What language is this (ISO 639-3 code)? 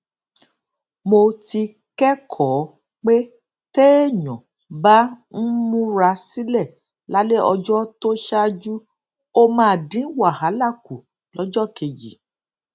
yor